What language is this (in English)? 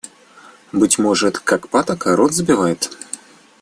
Russian